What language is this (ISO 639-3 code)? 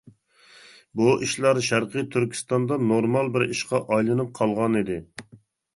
uig